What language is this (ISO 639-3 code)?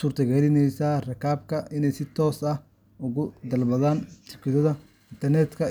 som